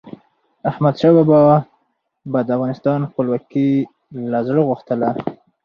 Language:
Pashto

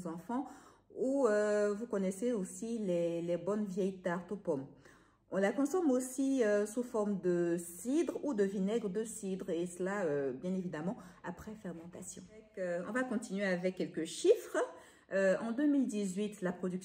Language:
French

